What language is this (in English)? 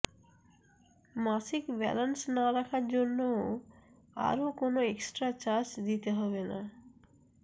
Bangla